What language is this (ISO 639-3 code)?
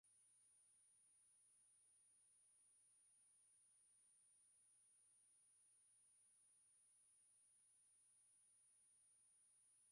swa